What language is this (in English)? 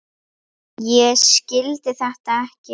Icelandic